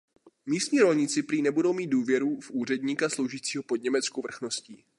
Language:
Czech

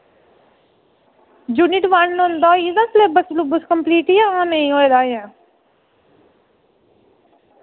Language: Dogri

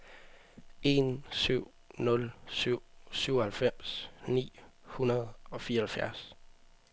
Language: Danish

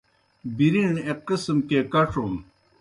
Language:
Kohistani Shina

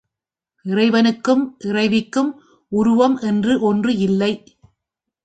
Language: Tamil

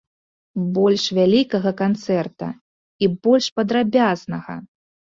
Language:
Belarusian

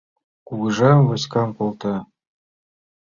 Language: Mari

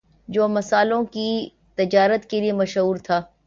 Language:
Urdu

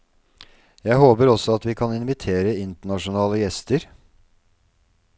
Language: Norwegian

